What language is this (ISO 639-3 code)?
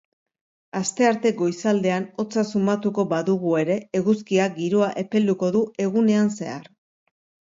eus